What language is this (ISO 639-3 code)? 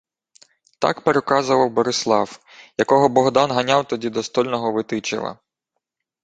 ukr